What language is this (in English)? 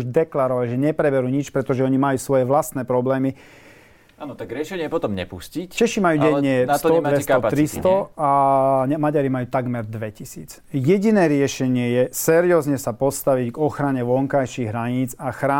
Slovak